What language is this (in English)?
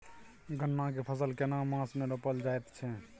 Maithili